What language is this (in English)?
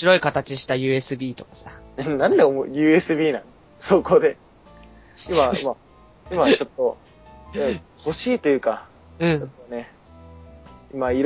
Japanese